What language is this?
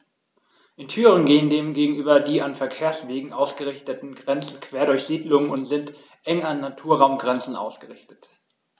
German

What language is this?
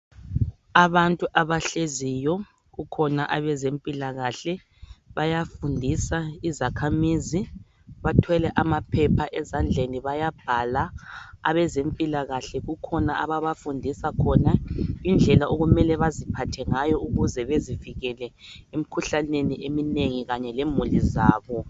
North Ndebele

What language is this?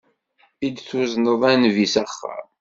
Kabyle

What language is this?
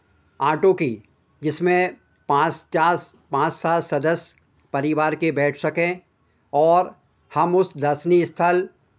Hindi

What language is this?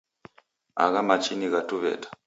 Taita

